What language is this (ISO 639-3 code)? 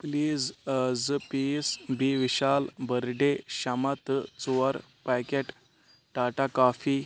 kas